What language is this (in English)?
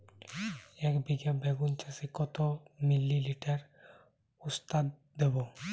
Bangla